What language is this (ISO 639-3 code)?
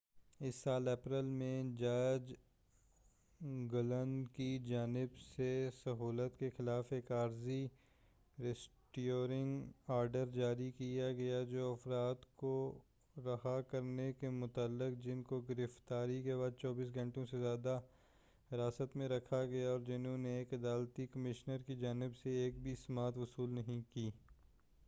urd